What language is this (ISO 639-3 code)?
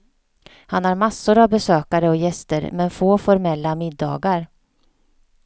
swe